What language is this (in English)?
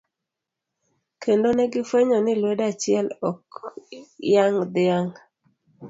Luo (Kenya and Tanzania)